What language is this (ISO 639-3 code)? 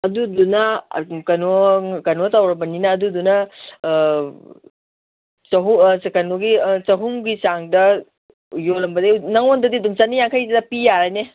mni